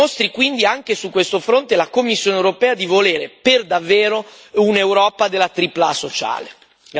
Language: Italian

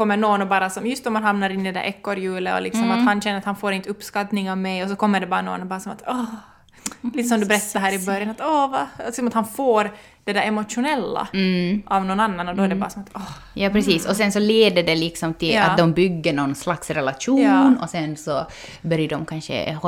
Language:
Swedish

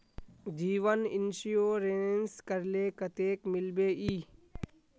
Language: Magahi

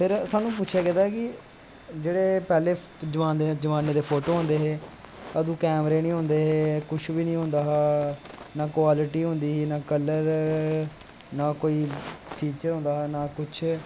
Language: Dogri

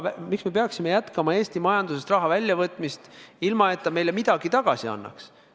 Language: Estonian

